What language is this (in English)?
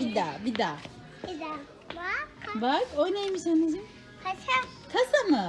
Turkish